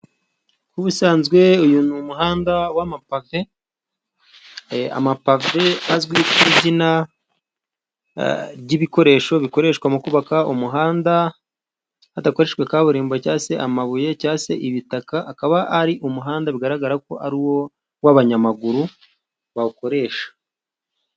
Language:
Kinyarwanda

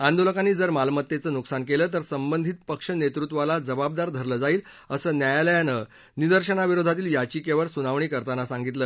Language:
Marathi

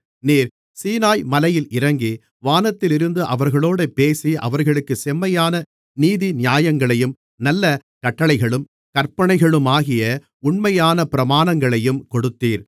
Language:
Tamil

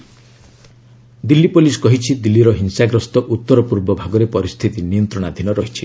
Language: Odia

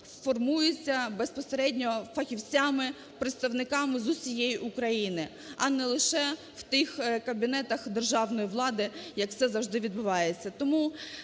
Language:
Ukrainian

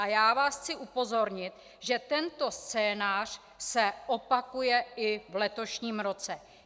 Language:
Czech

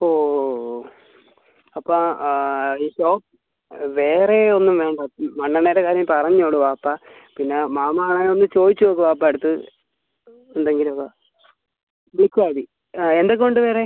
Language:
Malayalam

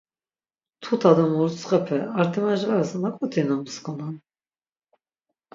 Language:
Laz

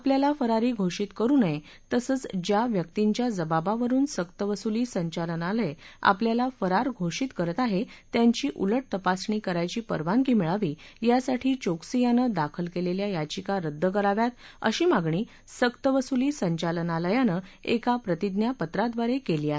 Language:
Marathi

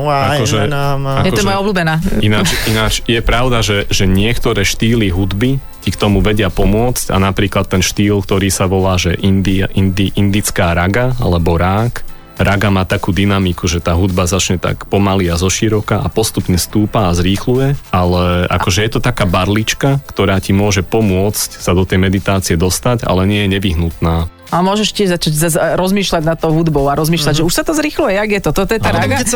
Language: Slovak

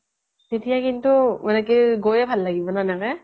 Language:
Assamese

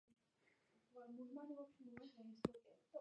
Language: Georgian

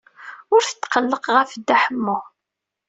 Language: Kabyle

